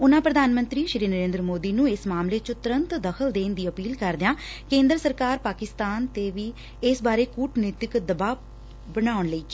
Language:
Punjabi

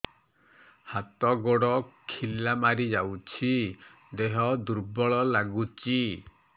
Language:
Odia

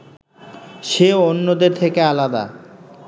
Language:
Bangla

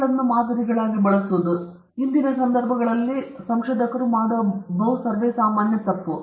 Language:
Kannada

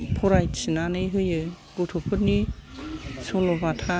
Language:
Bodo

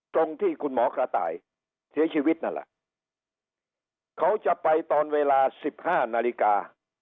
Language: Thai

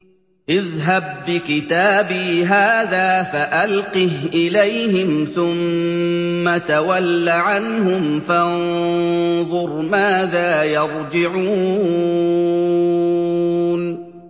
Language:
Arabic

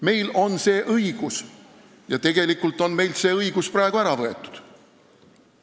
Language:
Estonian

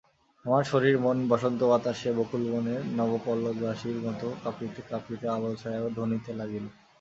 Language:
Bangla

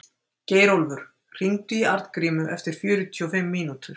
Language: Icelandic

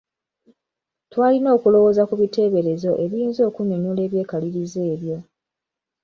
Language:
Ganda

